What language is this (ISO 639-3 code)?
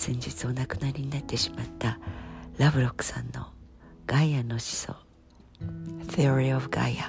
jpn